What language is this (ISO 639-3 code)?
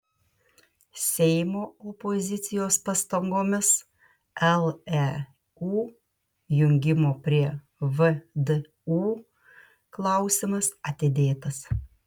lit